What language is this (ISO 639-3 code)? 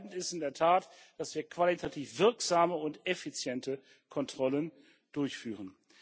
deu